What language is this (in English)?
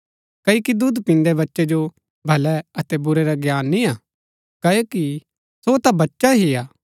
Gaddi